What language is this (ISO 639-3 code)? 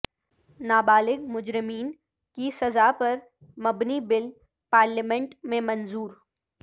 urd